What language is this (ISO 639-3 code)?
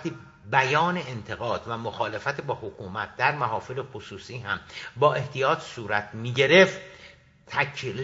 fas